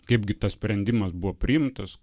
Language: Lithuanian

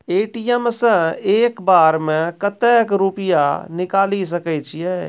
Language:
Maithili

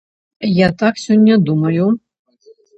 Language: Belarusian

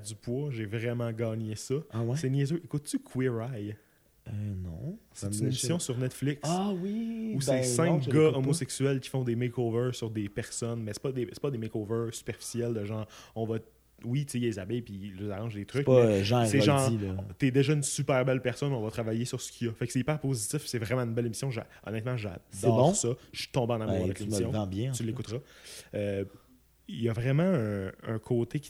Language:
French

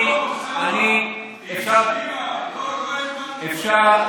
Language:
Hebrew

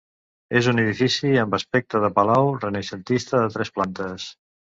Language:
Catalan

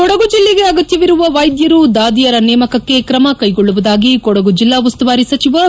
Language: Kannada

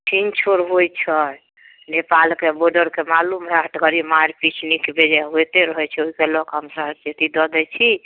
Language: Maithili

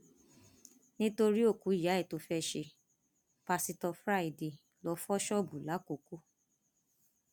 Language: Yoruba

